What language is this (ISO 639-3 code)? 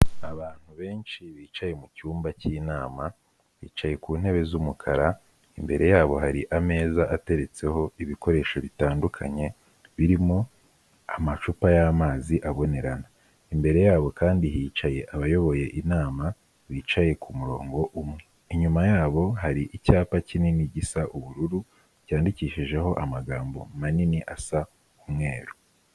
kin